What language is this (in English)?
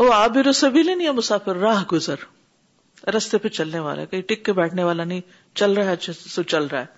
Urdu